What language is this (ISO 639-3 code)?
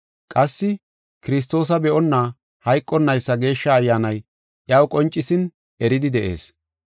gof